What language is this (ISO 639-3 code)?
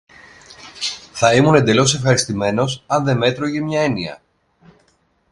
ell